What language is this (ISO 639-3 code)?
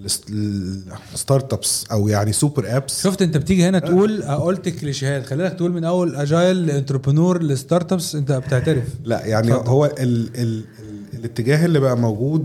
ara